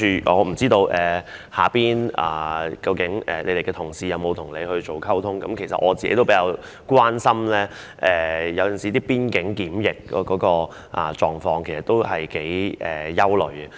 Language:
Cantonese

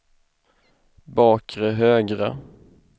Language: Swedish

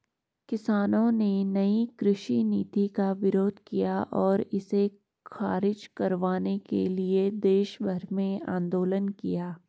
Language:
Hindi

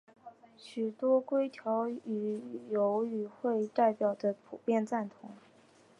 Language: Chinese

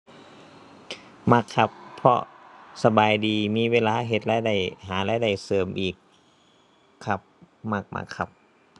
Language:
Thai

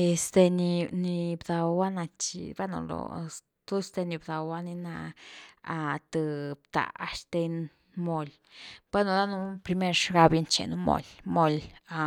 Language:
Güilá Zapotec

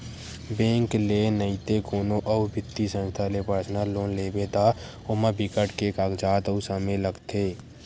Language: Chhattisgarhi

